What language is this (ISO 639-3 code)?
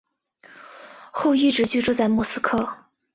zho